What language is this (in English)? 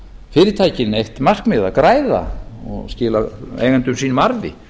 Icelandic